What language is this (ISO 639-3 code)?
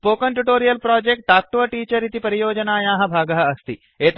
san